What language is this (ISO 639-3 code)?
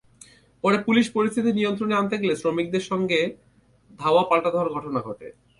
ben